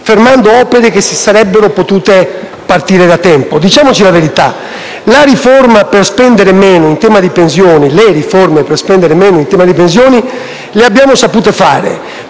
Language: Italian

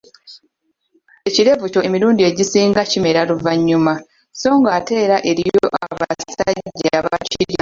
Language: Ganda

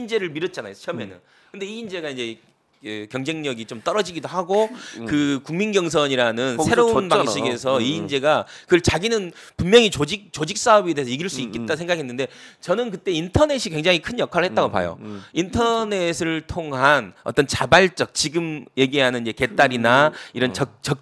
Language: Korean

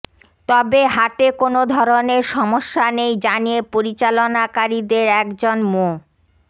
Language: Bangla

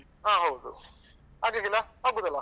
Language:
Kannada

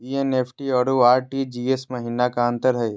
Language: Magahi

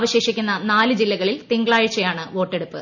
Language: Malayalam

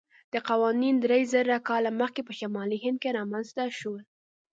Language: Pashto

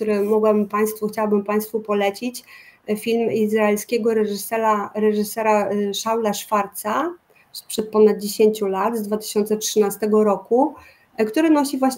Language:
Polish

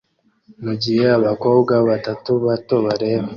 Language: Kinyarwanda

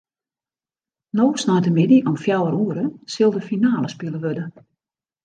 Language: Western Frisian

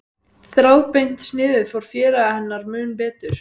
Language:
Icelandic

